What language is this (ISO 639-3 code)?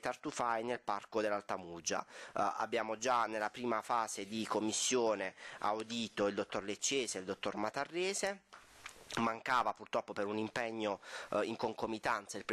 ita